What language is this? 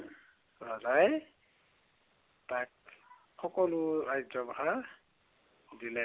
Assamese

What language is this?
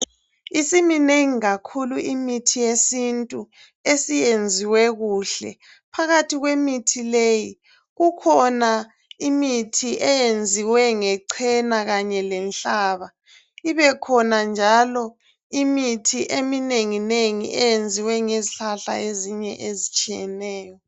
North Ndebele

